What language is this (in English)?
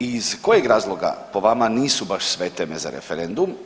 Croatian